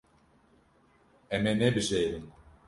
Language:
Kurdish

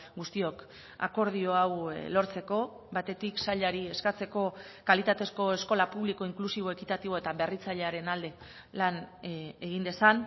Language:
Basque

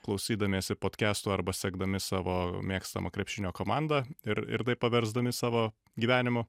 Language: Lithuanian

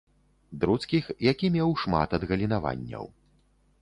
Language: Belarusian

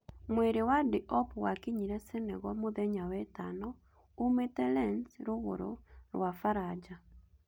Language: Kikuyu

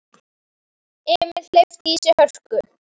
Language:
Icelandic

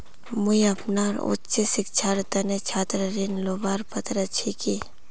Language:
Magahi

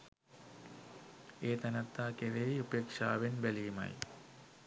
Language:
Sinhala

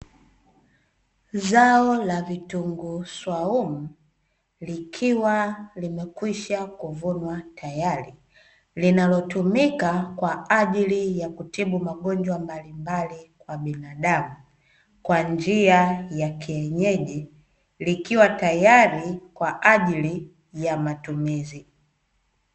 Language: Swahili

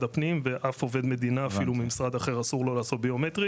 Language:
Hebrew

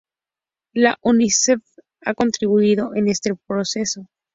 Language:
Spanish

